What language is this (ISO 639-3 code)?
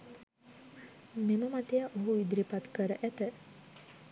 sin